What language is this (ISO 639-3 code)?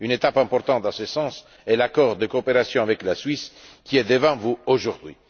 fra